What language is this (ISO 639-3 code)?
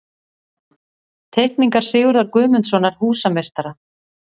isl